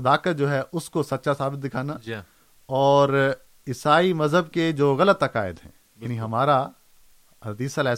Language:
Urdu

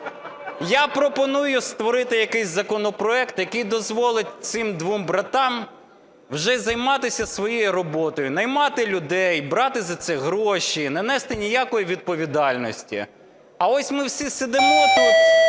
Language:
Ukrainian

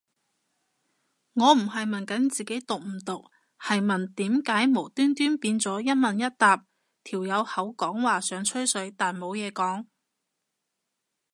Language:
Cantonese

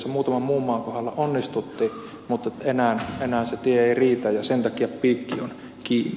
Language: Finnish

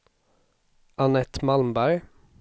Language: Swedish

